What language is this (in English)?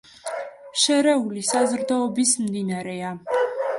Georgian